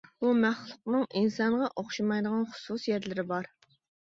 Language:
Uyghur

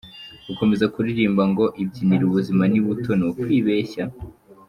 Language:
Kinyarwanda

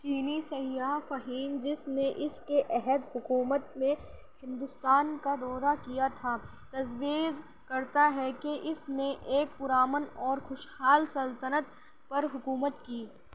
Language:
Urdu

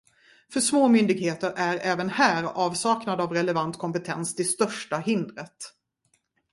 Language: Swedish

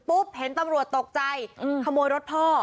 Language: Thai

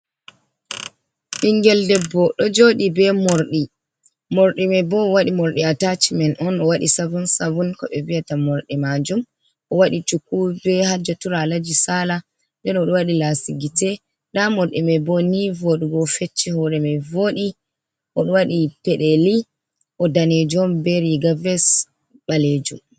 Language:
Fula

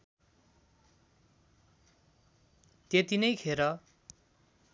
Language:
Nepali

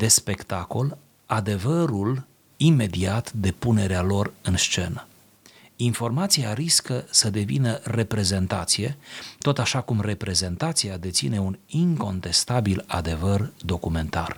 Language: Romanian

